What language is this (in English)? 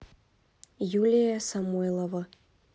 Russian